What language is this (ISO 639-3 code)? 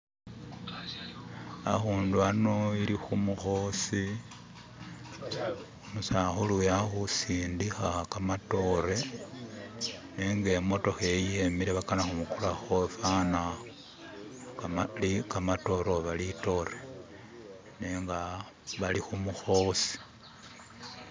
myx